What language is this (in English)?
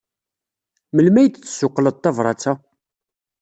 Kabyle